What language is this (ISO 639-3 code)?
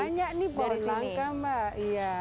ind